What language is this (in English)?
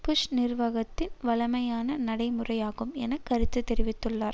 Tamil